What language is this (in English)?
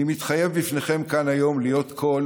Hebrew